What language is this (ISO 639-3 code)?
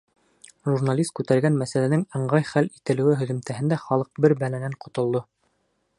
bak